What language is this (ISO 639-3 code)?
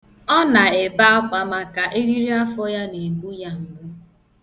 ibo